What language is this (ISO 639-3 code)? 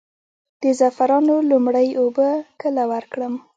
pus